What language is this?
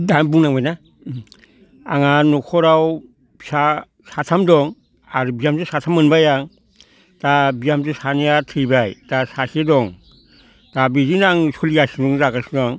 Bodo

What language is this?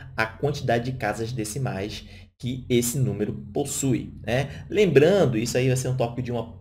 Portuguese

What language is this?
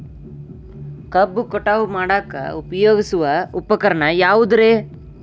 Kannada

